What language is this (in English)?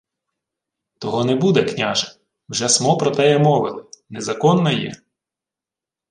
Ukrainian